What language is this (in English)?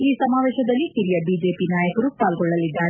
Kannada